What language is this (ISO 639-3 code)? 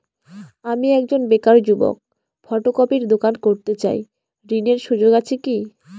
ben